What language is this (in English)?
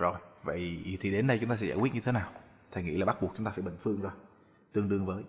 Vietnamese